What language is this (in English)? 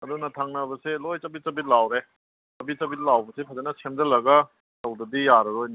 Manipuri